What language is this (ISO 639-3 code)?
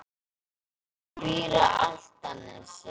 isl